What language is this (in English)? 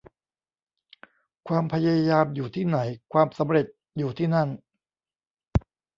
Thai